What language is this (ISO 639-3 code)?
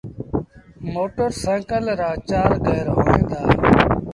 sbn